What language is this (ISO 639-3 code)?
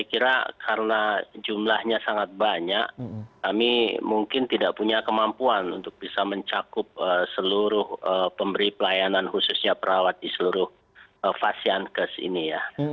ind